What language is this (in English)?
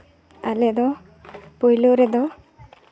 Santali